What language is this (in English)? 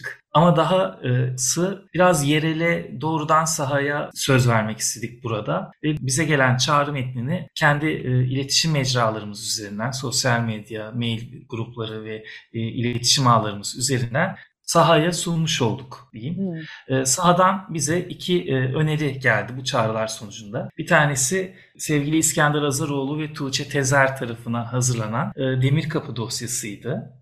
Turkish